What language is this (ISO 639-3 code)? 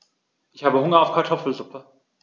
deu